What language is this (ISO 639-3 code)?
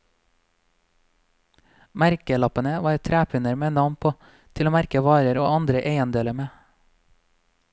nor